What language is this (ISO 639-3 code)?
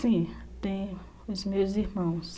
por